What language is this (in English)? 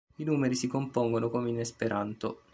Italian